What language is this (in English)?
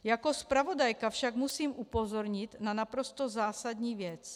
Czech